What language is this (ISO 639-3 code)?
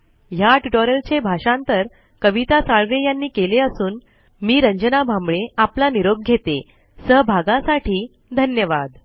mar